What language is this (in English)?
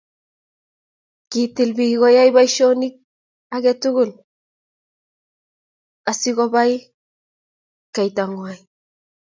Kalenjin